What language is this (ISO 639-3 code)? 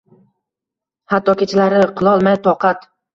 uzb